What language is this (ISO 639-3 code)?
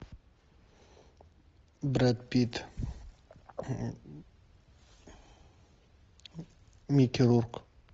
rus